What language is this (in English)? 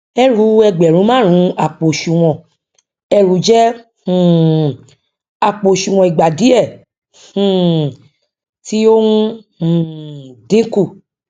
Yoruba